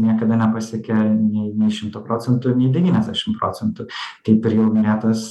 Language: Lithuanian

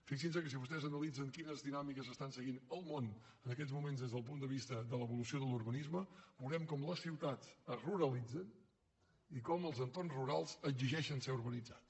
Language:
Catalan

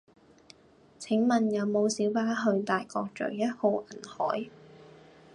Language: Cantonese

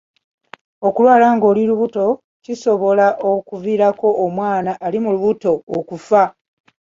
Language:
Ganda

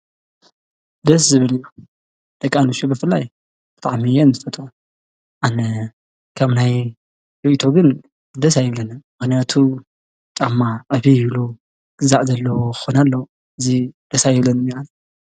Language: Tigrinya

